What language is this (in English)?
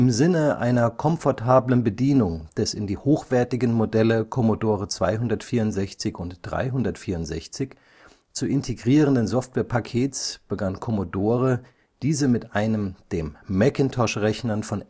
German